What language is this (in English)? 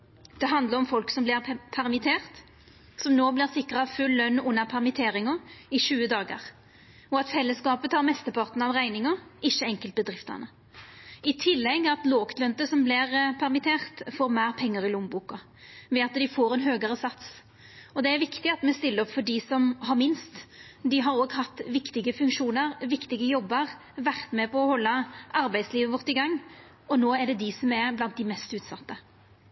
Norwegian Nynorsk